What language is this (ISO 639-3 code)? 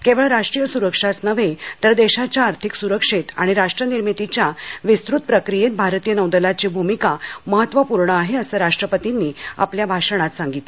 mar